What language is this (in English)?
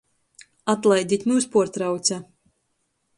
Latgalian